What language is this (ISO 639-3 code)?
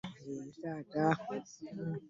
lug